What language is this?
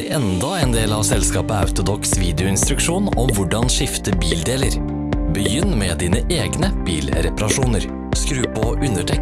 Norwegian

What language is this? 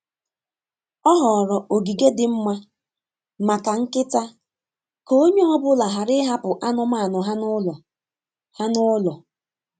Igbo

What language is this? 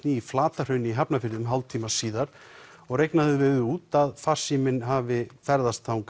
Icelandic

